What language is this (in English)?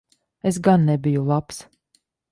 Latvian